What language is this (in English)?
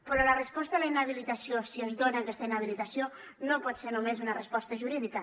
Catalan